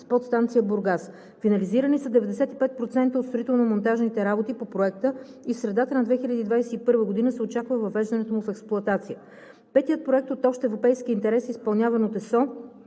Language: Bulgarian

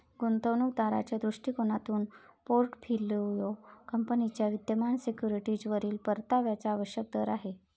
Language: Marathi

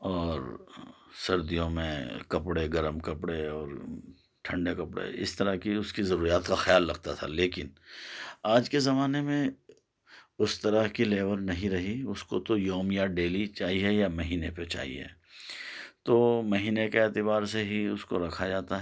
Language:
Urdu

